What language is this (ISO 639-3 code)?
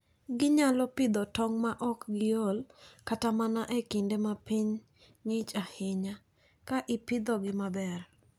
luo